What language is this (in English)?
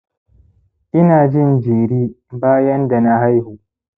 Hausa